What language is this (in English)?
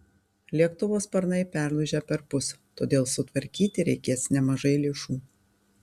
Lithuanian